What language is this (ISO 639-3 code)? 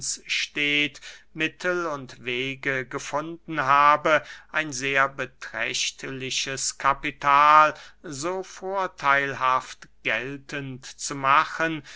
deu